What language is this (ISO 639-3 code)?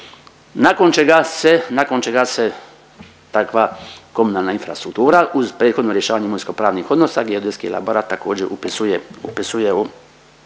hrv